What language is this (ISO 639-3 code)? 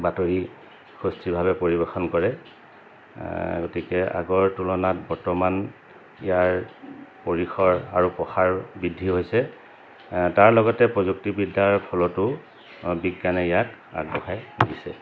asm